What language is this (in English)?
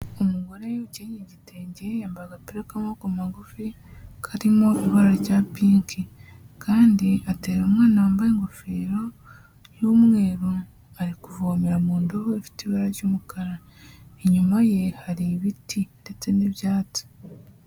Kinyarwanda